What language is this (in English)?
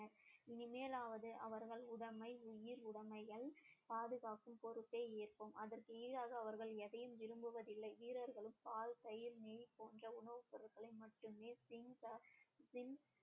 Tamil